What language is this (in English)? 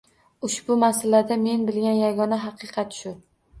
Uzbek